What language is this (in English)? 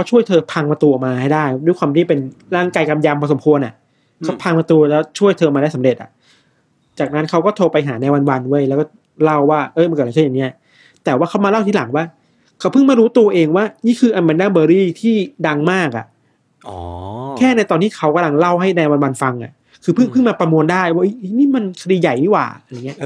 Thai